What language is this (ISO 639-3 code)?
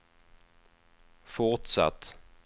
swe